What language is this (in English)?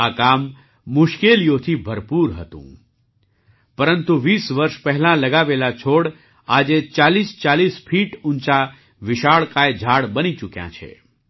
Gujarati